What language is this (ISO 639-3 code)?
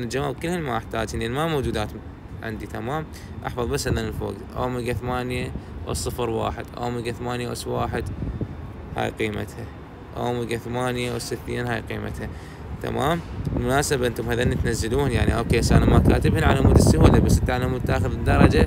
ara